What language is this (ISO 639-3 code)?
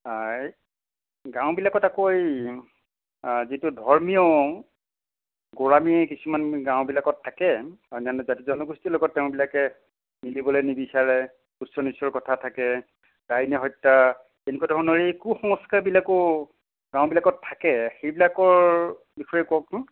asm